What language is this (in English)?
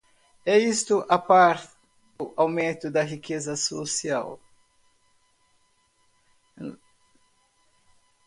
Portuguese